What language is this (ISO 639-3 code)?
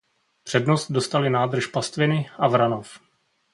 ces